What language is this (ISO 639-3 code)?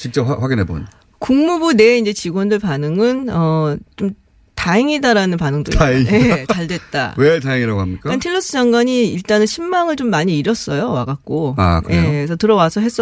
kor